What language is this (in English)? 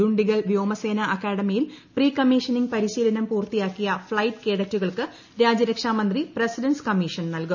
Malayalam